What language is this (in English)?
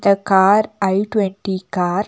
Tamil